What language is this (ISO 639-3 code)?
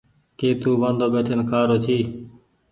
gig